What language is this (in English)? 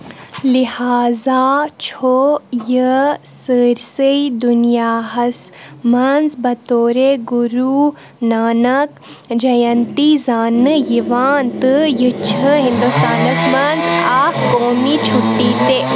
Kashmiri